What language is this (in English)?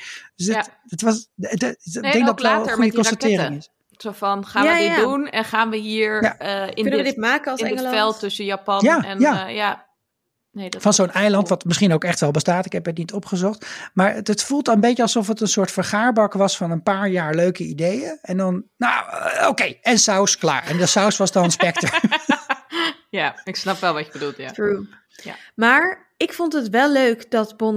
Dutch